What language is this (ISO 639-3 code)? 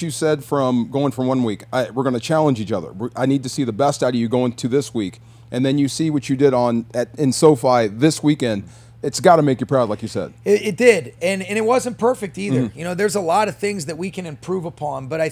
eng